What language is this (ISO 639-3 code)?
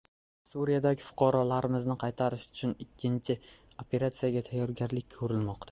uzb